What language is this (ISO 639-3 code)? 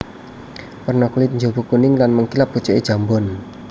jav